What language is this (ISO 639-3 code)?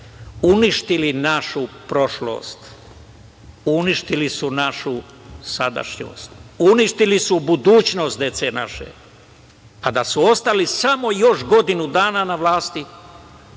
srp